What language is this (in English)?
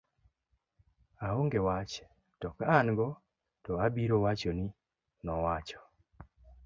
Luo (Kenya and Tanzania)